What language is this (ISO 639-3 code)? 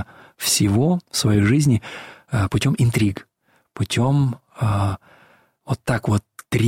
rus